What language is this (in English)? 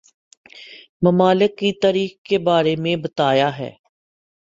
Urdu